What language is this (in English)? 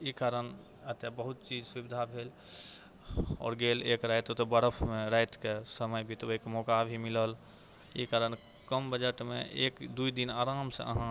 Maithili